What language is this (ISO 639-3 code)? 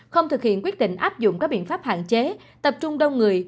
vie